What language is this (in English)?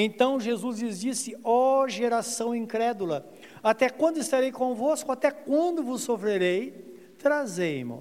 Portuguese